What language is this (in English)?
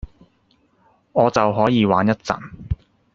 Cantonese